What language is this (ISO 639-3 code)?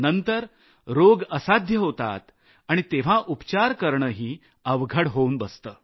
mar